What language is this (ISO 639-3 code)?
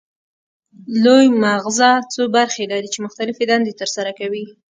pus